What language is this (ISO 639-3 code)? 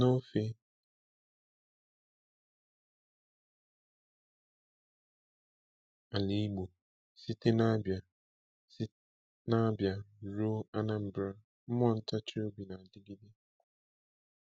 ibo